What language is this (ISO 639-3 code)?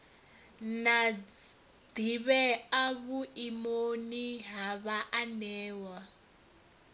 ven